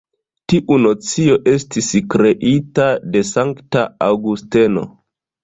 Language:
Esperanto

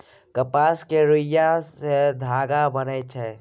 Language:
Maithili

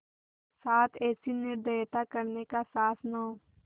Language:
Hindi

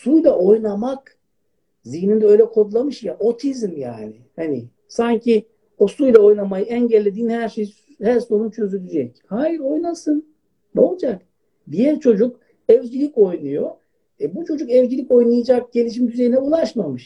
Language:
Turkish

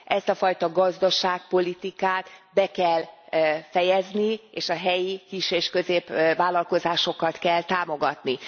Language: Hungarian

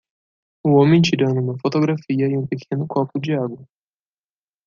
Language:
Portuguese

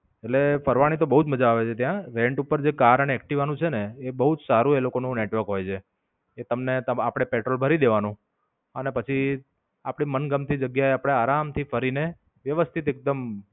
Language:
Gujarati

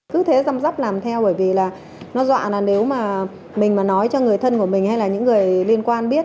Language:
Vietnamese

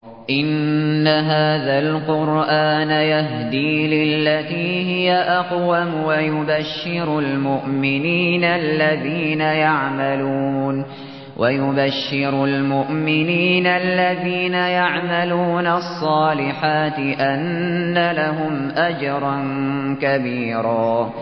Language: Arabic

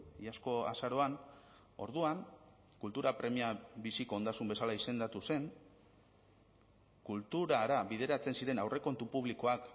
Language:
Basque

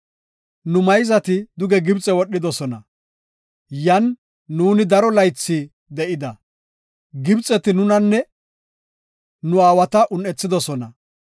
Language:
Gofa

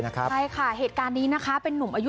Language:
Thai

